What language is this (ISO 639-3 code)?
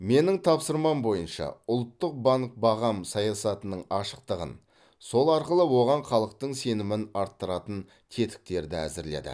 kaz